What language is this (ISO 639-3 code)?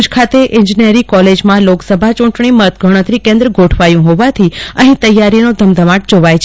guj